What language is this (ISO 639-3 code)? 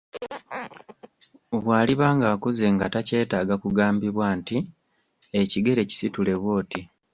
lug